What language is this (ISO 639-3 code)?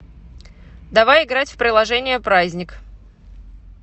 rus